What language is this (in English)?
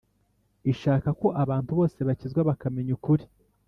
Kinyarwanda